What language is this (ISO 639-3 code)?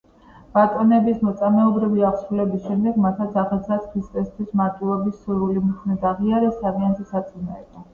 kat